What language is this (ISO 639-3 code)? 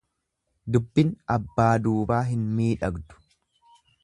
orm